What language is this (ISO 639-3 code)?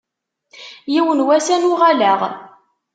kab